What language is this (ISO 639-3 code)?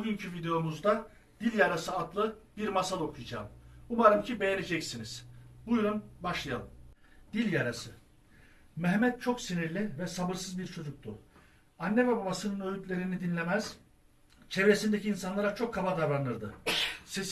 tur